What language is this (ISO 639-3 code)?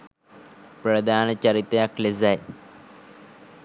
sin